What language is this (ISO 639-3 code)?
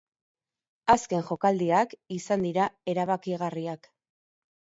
eus